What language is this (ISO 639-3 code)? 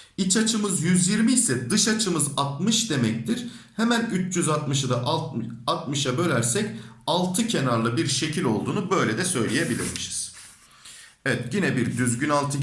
tur